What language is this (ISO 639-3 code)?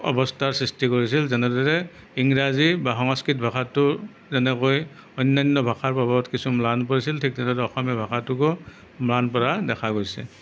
asm